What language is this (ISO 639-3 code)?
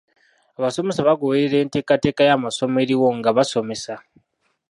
lug